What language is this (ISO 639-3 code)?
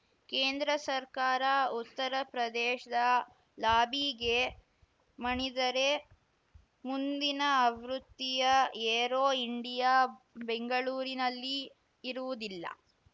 kan